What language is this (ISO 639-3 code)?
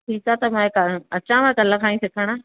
snd